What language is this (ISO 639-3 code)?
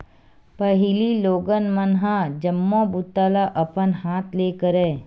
hne